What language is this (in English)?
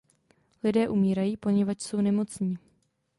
Czech